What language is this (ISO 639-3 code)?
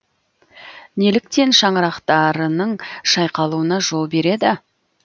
kaz